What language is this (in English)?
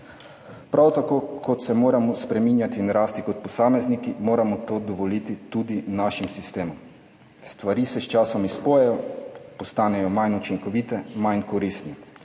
Slovenian